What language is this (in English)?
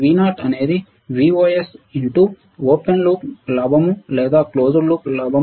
Telugu